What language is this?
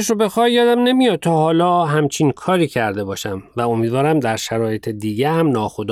Persian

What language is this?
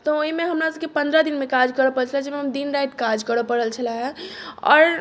Maithili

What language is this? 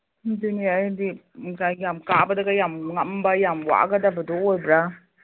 Manipuri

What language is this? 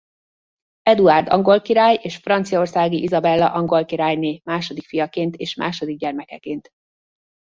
Hungarian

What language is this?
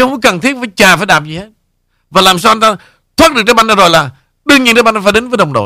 Vietnamese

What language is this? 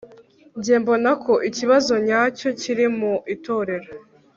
Kinyarwanda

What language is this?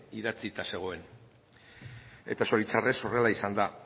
Basque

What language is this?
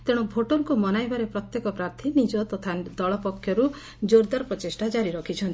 Odia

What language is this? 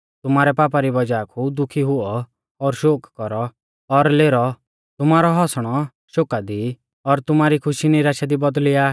Mahasu Pahari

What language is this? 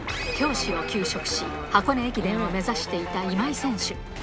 Japanese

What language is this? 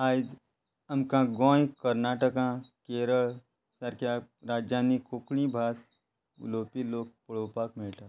Konkani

